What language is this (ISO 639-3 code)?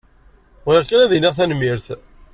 kab